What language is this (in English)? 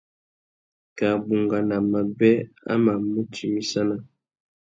Tuki